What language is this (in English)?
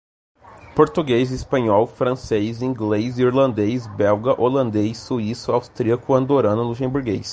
Portuguese